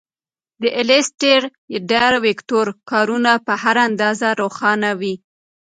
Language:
Pashto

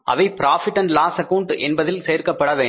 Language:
Tamil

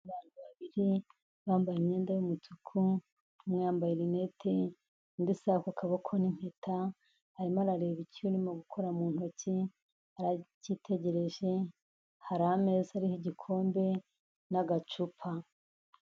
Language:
Kinyarwanda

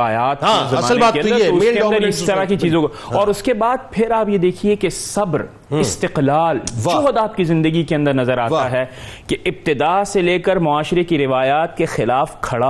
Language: Urdu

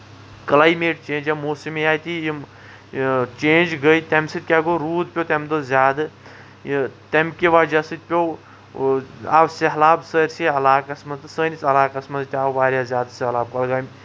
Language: Kashmiri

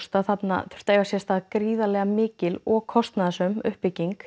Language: Icelandic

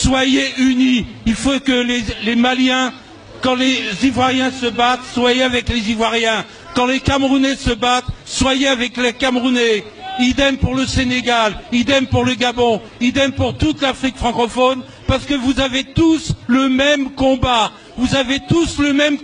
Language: French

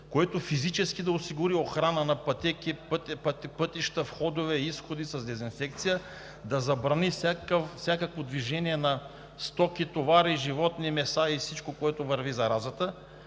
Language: Bulgarian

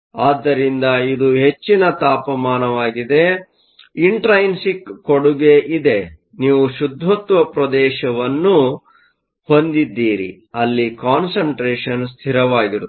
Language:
Kannada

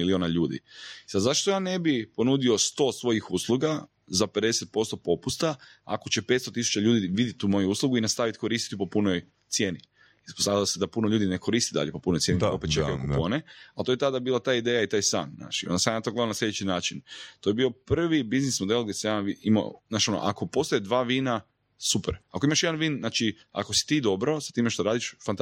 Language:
Croatian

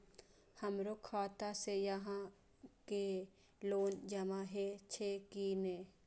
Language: Maithili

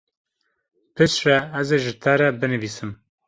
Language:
Kurdish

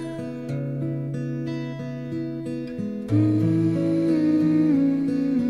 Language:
Korean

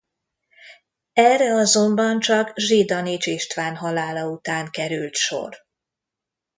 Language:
Hungarian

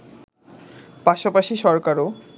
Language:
Bangla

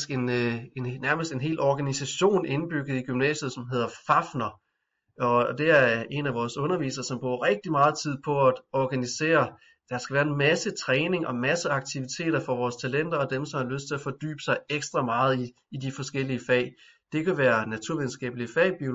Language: Danish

